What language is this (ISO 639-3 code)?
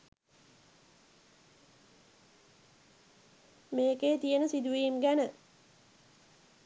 sin